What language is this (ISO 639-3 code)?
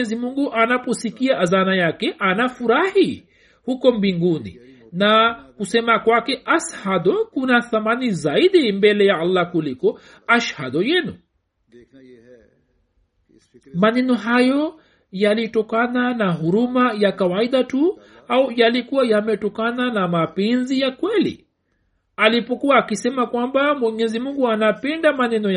swa